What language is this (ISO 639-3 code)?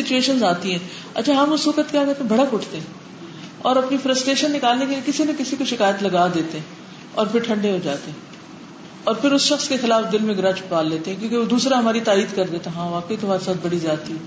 urd